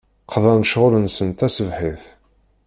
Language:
Kabyle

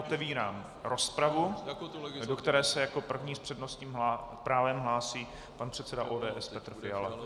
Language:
Czech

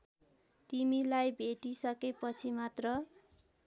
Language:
Nepali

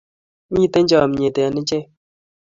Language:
Kalenjin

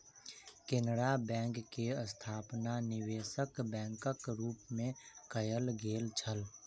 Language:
Maithili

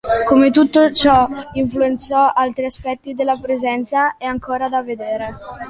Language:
Italian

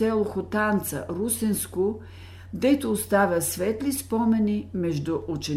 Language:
Bulgarian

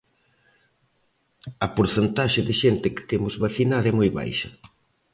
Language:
Galician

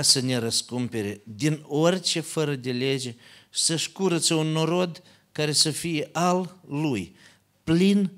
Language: Romanian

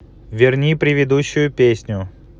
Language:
Russian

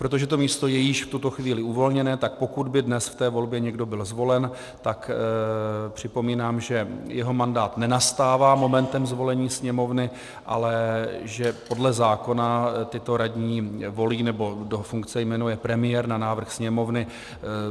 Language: Czech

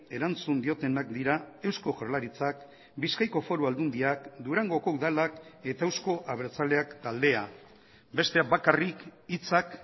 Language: Basque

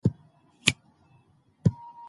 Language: Pashto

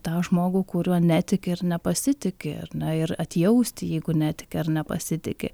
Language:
Lithuanian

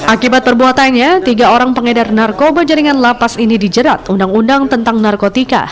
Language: Indonesian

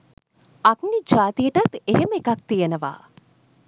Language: Sinhala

